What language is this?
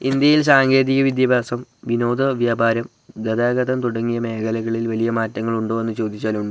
Malayalam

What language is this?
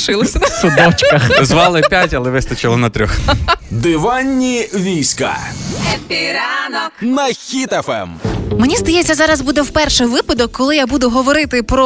Ukrainian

